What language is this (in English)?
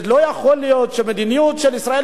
Hebrew